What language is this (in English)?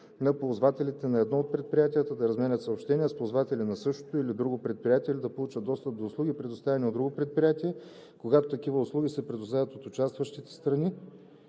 Bulgarian